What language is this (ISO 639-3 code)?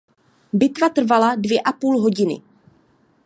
ces